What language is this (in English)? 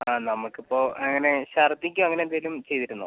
Malayalam